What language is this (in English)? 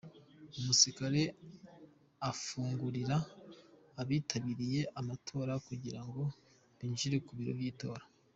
Kinyarwanda